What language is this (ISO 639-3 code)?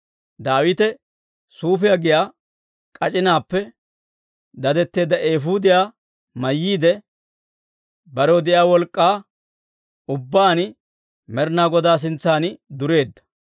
dwr